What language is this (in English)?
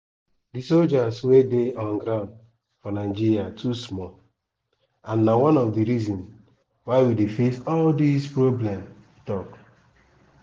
Nigerian Pidgin